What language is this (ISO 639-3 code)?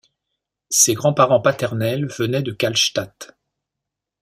fra